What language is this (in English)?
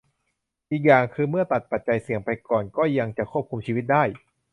Thai